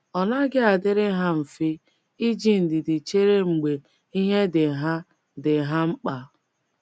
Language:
Igbo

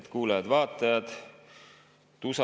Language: Estonian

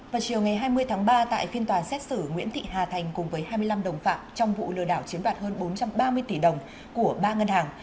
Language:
Vietnamese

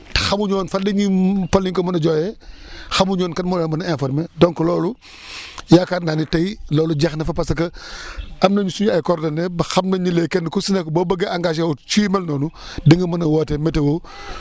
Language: Wolof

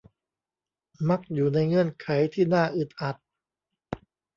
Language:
Thai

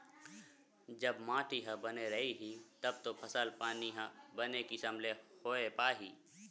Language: Chhattisgarhi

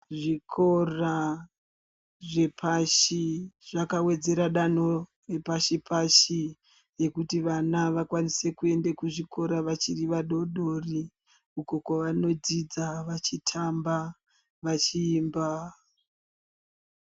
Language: Ndau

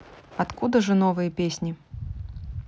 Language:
Russian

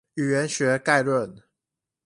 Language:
Chinese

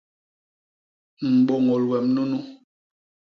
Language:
Basaa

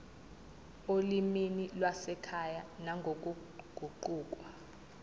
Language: Zulu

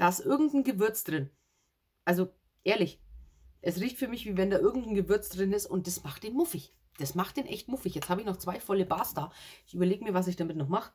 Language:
German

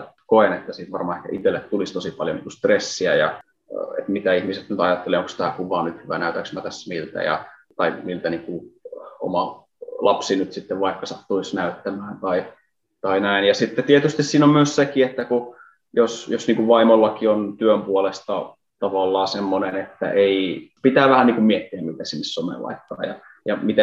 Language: Finnish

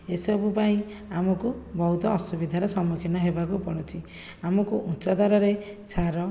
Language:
Odia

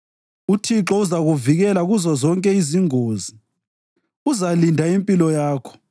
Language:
North Ndebele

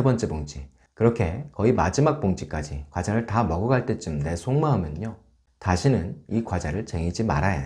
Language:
Korean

